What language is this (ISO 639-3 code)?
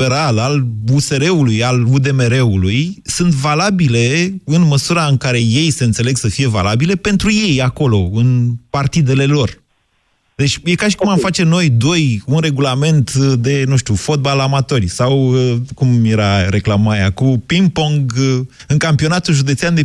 ron